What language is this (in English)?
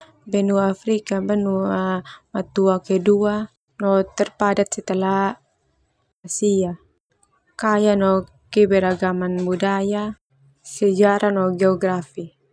Termanu